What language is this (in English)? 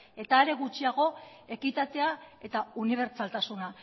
Basque